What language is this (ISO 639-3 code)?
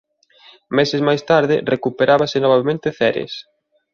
glg